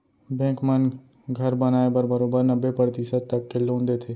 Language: Chhattisgarhi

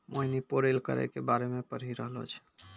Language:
Maithili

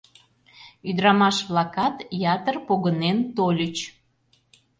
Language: Mari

